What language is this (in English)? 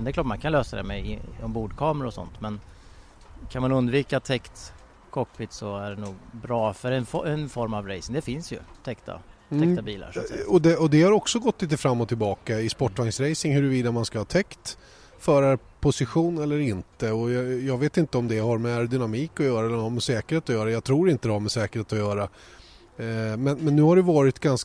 Swedish